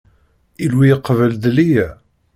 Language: Kabyle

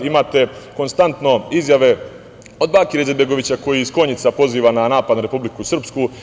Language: Serbian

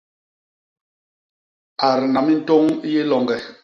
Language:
Basaa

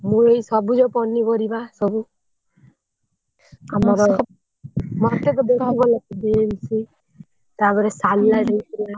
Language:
Odia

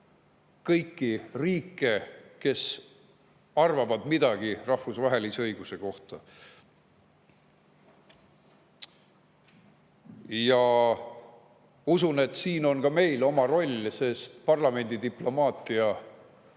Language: Estonian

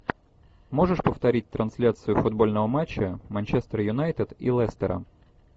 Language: Russian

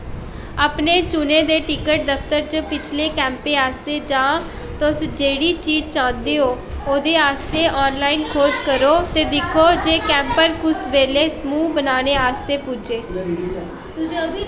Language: Dogri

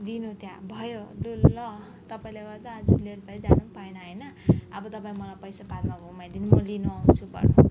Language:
Nepali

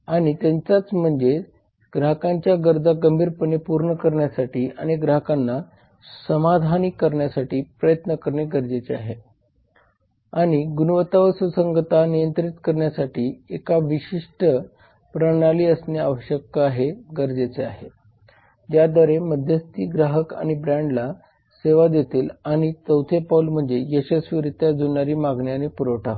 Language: Marathi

